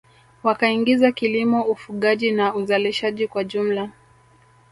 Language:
Swahili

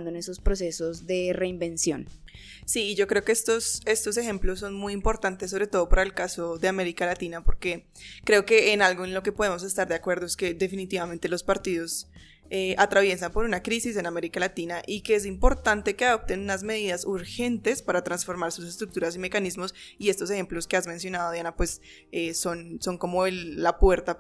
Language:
Spanish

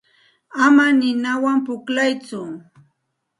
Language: Santa Ana de Tusi Pasco Quechua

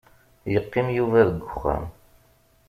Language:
Kabyle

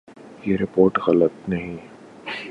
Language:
Urdu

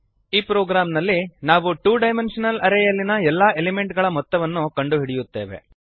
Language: Kannada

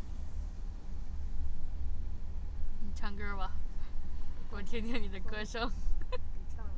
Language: Chinese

